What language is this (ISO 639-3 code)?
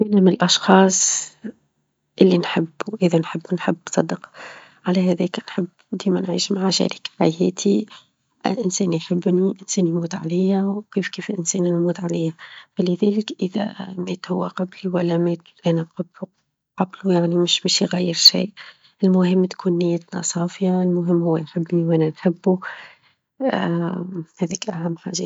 aeb